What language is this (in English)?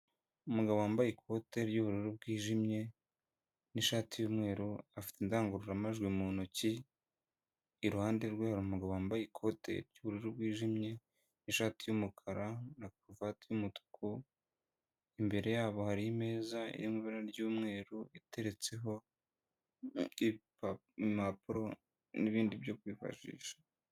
Kinyarwanda